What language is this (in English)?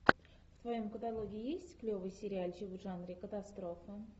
Russian